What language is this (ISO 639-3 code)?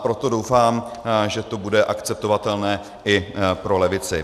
ces